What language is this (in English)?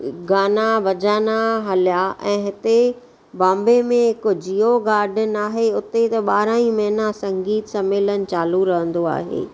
Sindhi